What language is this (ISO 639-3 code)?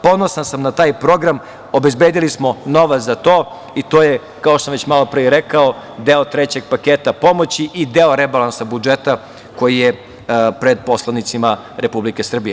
srp